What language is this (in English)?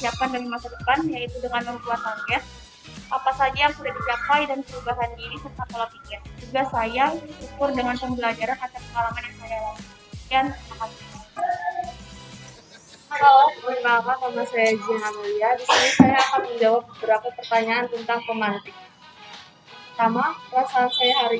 Indonesian